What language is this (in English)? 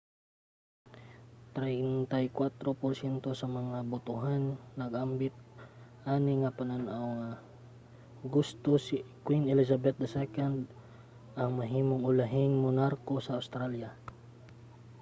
Cebuano